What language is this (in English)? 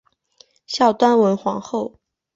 Chinese